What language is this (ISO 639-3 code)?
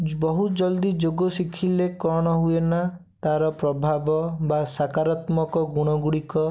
ori